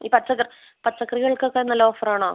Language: Malayalam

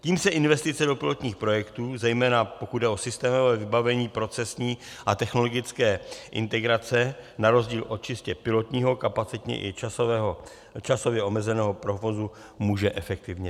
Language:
Czech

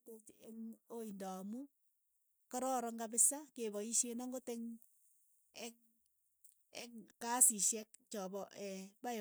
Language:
Keiyo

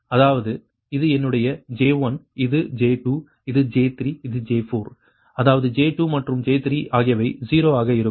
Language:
Tamil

